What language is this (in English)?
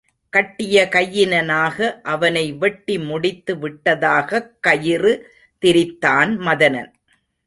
Tamil